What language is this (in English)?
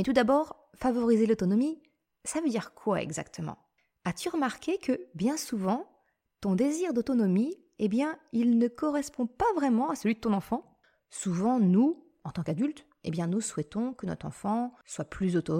French